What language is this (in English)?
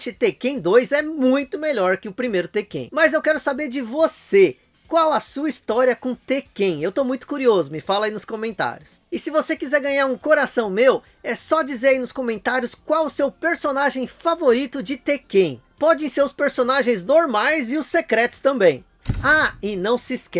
Portuguese